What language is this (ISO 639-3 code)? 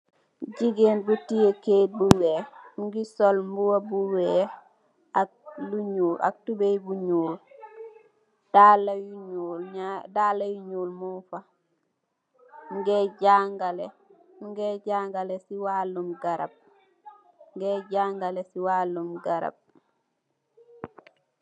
wol